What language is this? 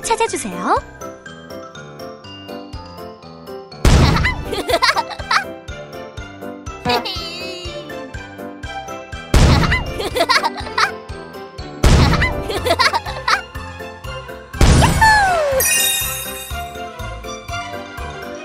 Korean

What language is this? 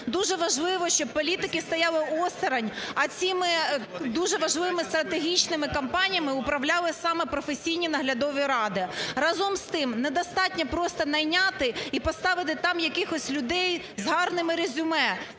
Ukrainian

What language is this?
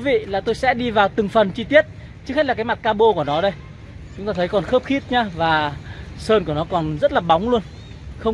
Vietnamese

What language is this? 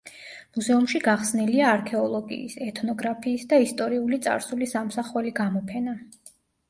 Georgian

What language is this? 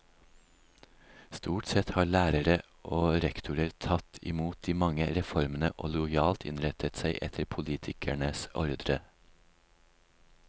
Norwegian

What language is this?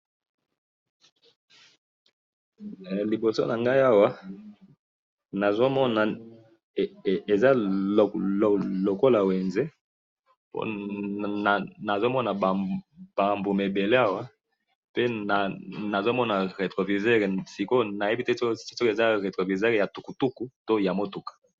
Lingala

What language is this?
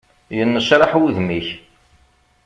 Kabyle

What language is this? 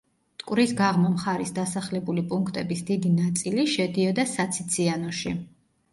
Georgian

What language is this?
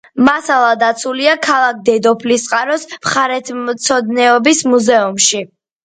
Georgian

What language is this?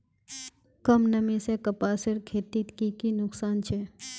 Magahi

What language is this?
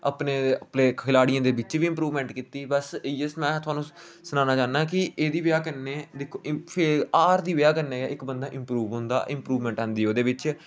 Dogri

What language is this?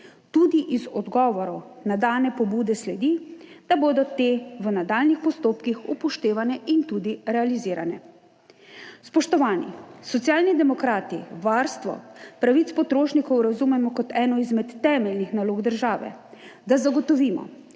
Slovenian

